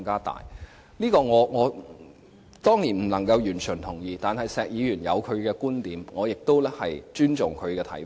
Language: Cantonese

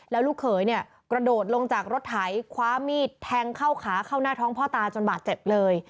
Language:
Thai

